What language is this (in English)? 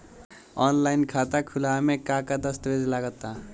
Bhojpuri